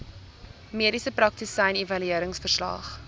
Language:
Afrikaans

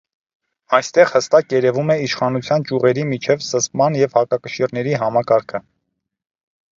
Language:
Armenian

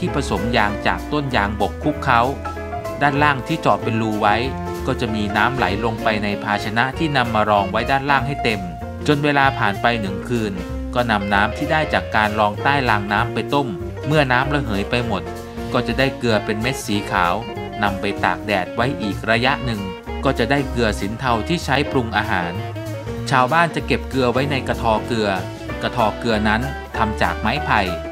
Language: Thai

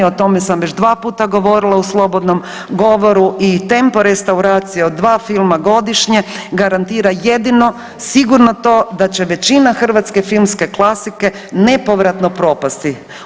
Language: Croatian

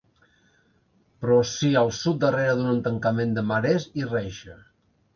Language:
Catalan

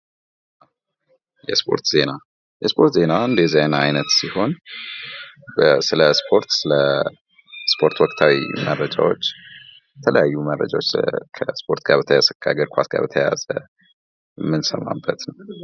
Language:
Amharic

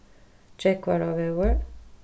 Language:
Faroese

